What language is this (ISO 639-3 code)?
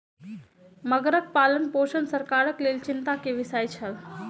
mai